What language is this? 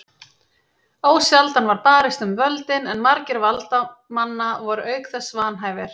Icelandic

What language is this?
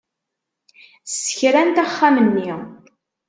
Kabyle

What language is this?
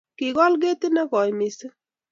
Kalenjin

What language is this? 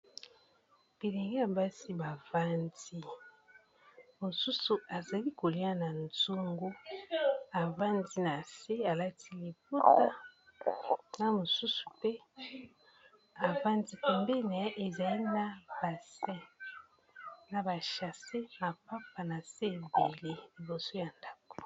Lingala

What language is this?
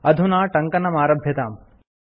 Sanskrit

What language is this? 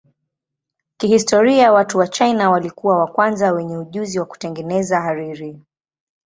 Swahili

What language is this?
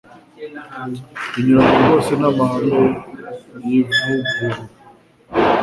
Kinyarwanda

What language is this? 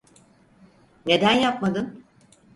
Turkish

